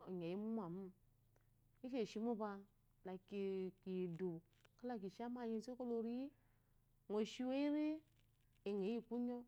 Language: Eloyi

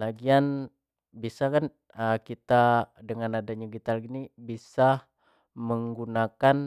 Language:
Jambi Malay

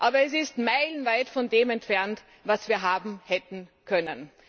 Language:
German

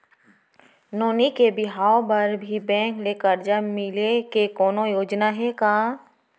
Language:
Chhattisgarhi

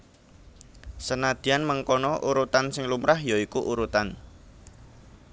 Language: Javanese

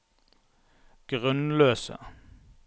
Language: Norwegian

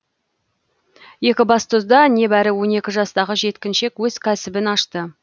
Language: Kazakh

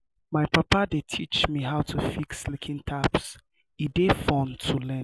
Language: Nigerian Pidgin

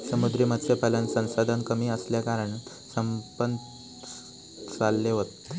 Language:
Marathi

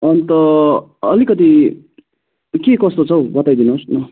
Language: Nepali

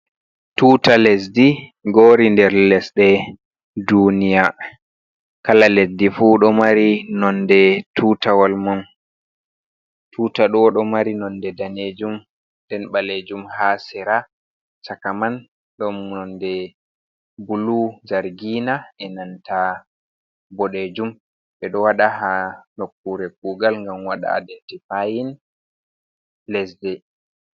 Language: Fula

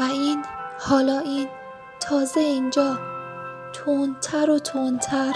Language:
Persian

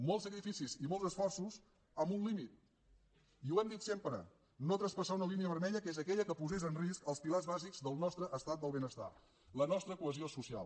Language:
Catalan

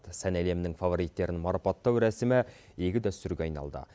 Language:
Kazakh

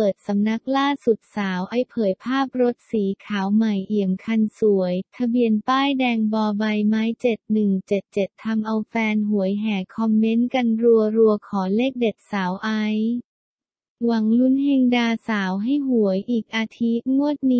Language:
Thai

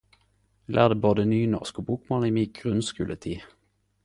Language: Norwegian Nynorsk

